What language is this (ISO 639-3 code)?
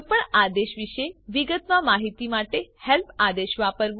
guj